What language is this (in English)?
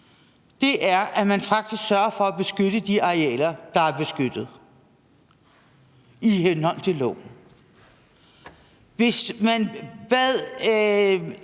Danish